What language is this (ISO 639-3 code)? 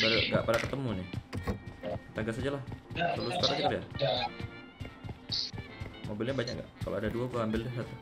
ind